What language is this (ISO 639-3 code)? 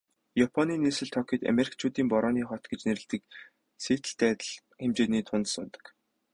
mon